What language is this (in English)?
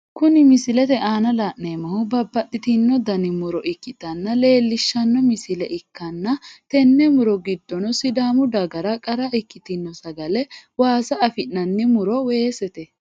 Sidamo